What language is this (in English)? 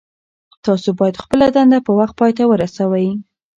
Pashto